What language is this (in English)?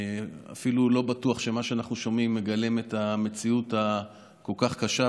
Hebrew